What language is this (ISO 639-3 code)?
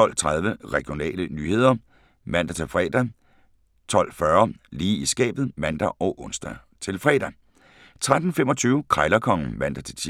dan